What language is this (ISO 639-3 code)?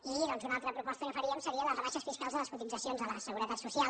cat